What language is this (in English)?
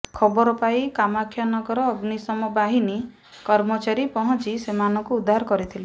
Odia